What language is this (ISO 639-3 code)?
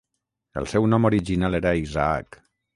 cat